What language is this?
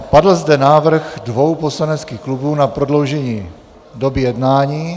Czech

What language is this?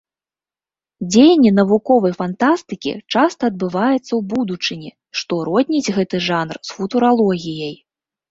Belarusian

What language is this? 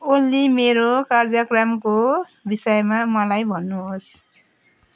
Nepali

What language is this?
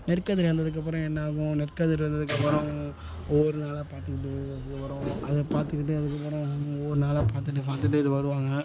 Tamil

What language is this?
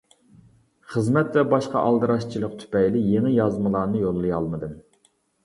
Uyghur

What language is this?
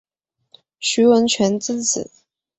Chinese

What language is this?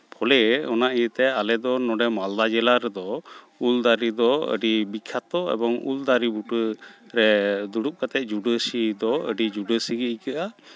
Santali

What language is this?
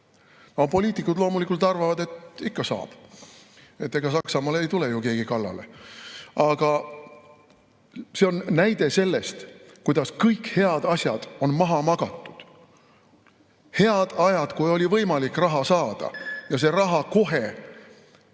Estonian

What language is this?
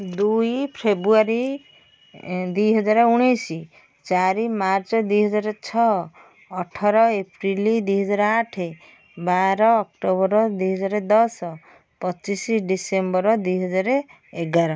Odia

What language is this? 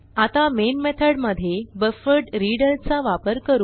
Marathi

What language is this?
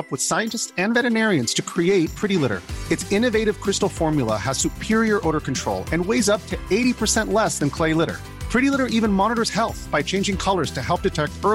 Arabic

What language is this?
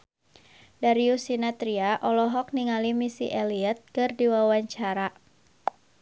Sundanese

